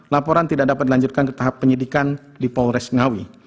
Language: Indonesian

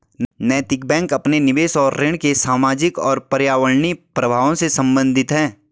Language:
Hindi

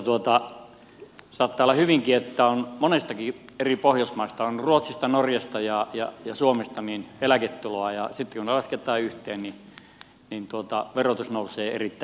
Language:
Finnish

